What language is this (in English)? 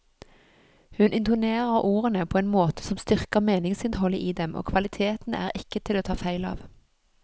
Norwegian